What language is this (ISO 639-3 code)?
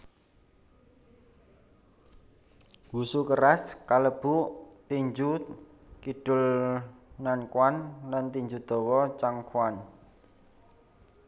jav